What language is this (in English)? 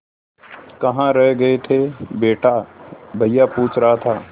Hindi